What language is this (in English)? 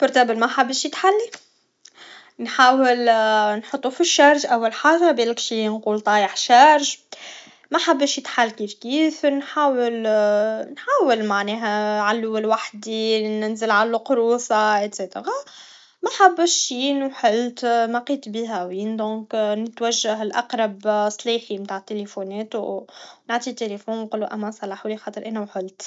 Tunisian Arabic